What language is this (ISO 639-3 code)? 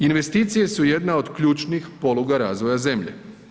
hrv